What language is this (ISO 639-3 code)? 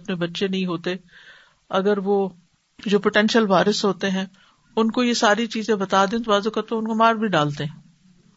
urd